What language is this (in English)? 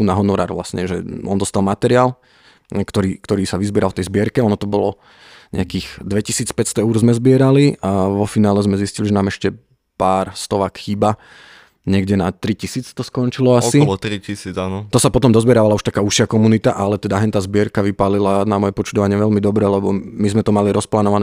Slovak